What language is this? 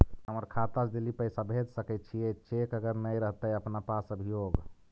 Magahi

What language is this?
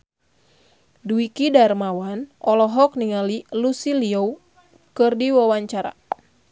Sundanese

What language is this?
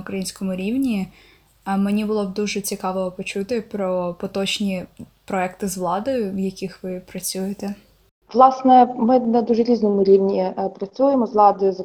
Ukrainian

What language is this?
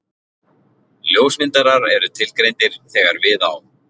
Icelandic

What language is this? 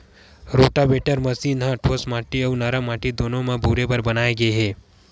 Chhattisgarhi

